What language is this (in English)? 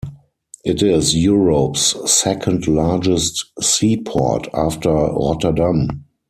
English